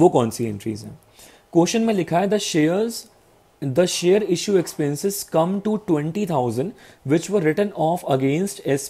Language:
Hindi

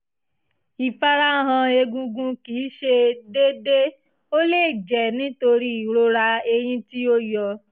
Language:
Yoruba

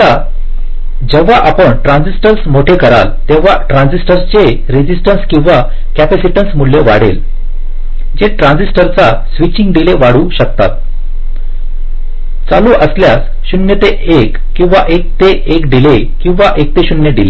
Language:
Marathi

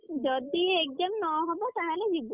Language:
Odia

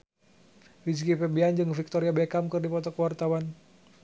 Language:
Sundanese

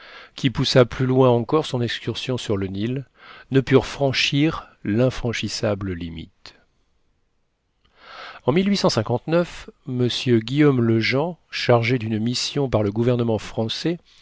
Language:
French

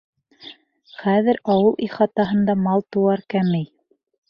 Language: Bashkir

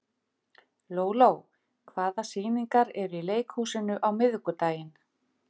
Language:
Icelandic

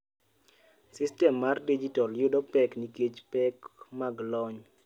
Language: Luo (Kenya and Tanzania)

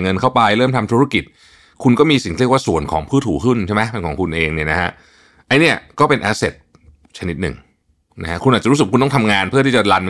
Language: Thai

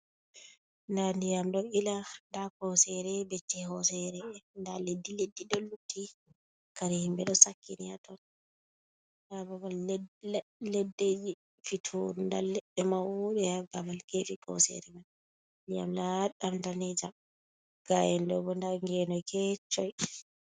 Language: Fula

